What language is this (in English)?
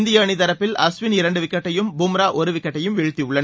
Tamil